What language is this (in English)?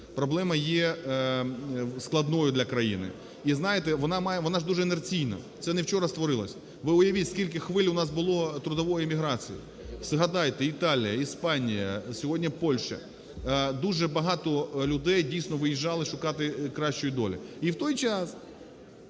Ukrainian